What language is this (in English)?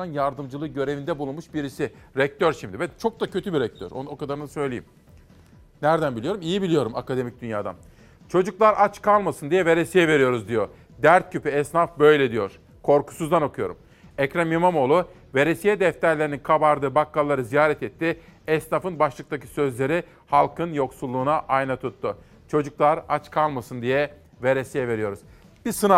Turkish